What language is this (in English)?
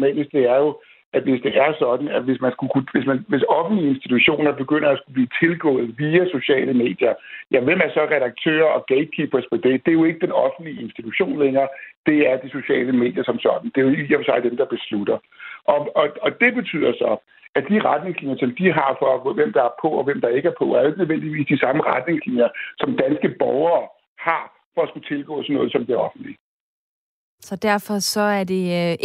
Danish